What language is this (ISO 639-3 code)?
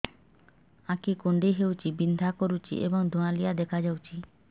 ori